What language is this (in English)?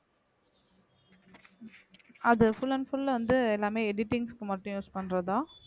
Tamil